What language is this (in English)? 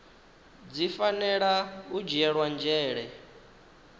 Venda